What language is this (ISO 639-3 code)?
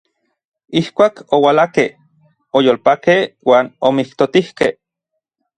nlv